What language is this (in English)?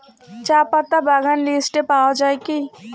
Bangla